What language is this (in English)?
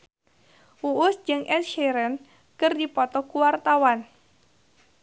Sundanese